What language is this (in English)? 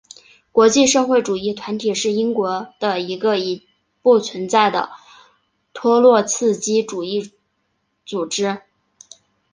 Chinese